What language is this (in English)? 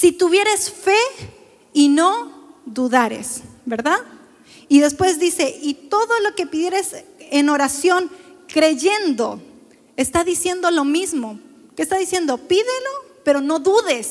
Spanish